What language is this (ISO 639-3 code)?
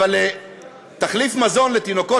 heb